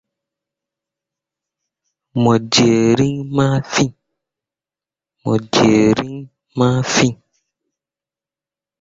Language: Mundang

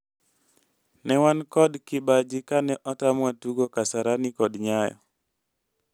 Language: Luo (Kenya and Tanzania)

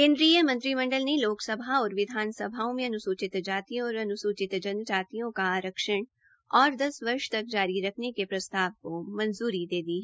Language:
Hindi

